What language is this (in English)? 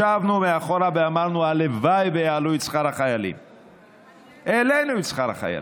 Hebrew